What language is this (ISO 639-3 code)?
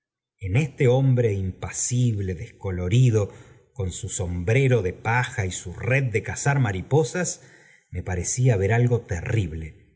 spa